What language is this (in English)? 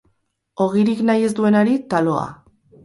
Basque